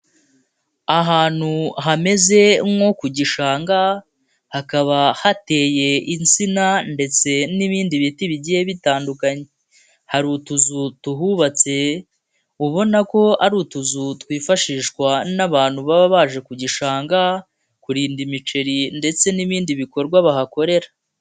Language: Kinyarwanda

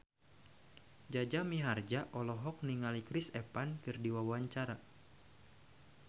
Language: Sundanese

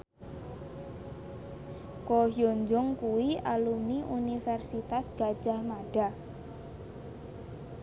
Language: Javanese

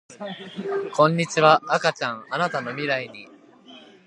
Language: Japanese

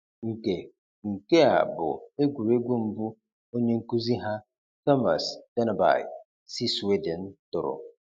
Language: Igbo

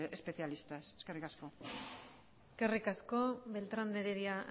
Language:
Basque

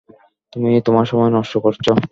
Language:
Bangla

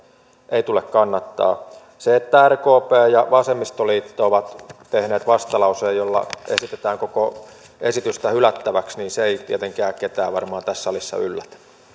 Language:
Finnish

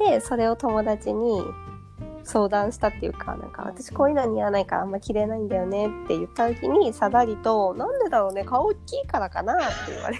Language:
Japanese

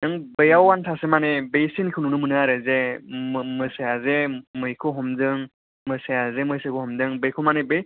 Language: Bodo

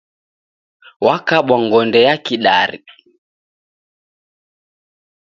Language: Taita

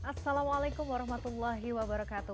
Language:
Indonesian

